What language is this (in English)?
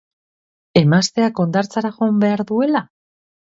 Basque